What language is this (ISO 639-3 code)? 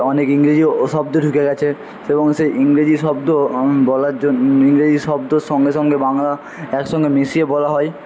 ben